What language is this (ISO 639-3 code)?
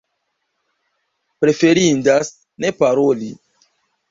epo